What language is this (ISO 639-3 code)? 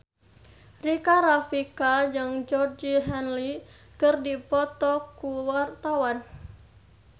sun